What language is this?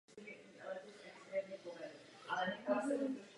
Czech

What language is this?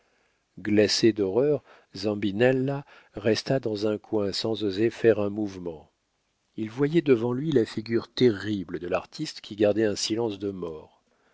French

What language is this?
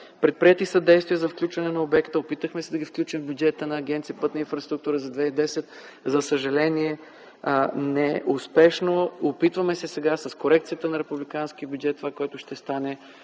Bulgarian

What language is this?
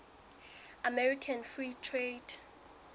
Southern Sotho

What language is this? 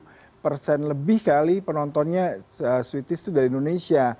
Indonesian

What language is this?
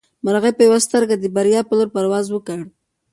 Pashto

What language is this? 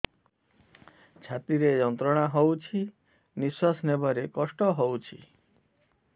Odia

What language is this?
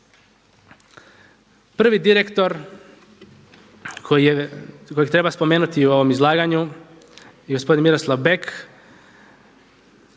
Croatian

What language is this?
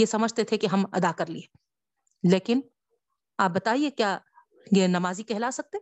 Urdu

